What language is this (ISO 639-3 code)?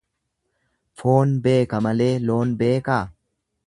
orm